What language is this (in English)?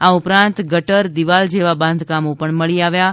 Gujarati